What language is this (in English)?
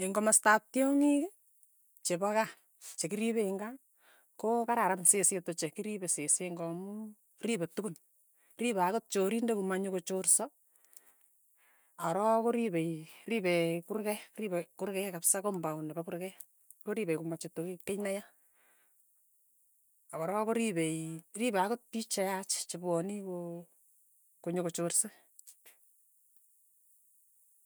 Tugen